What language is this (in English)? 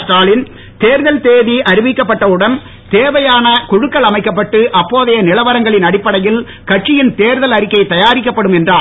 Tamil